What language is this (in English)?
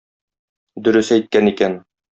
Tatar